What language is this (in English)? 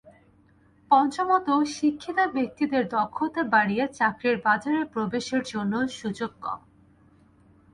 Bangla